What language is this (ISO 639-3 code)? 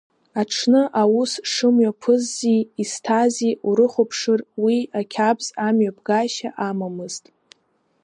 abk